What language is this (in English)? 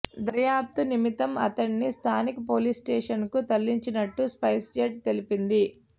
Telugu